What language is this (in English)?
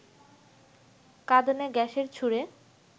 Bangla